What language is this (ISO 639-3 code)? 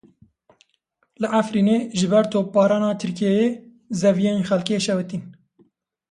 kur